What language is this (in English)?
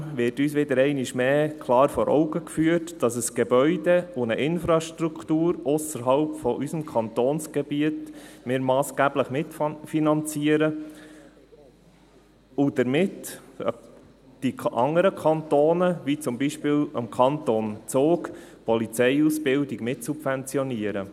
Swiss German